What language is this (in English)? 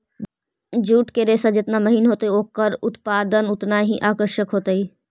Magahi